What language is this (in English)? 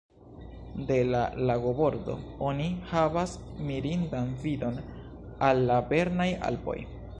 Esperanto